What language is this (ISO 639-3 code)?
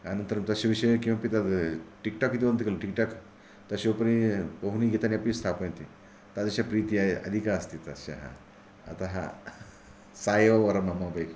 san